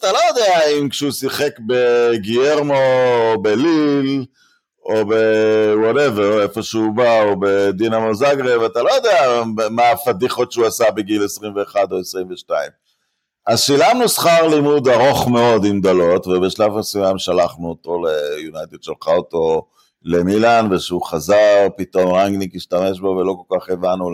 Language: Hebrew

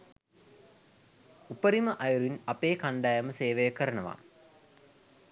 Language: Sinhala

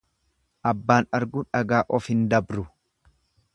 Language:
Oromo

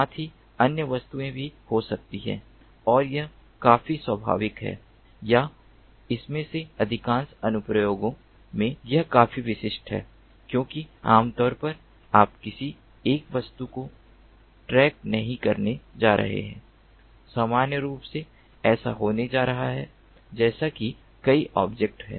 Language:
Hindi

